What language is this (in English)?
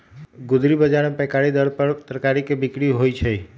Magahi